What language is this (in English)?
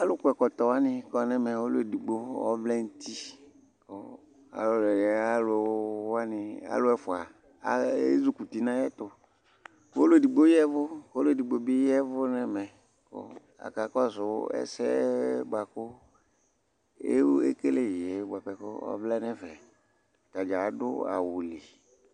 Ikposo